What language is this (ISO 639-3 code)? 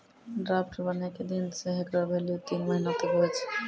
mai